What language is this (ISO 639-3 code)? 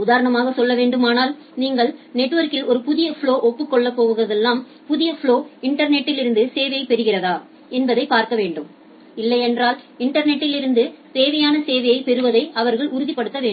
tam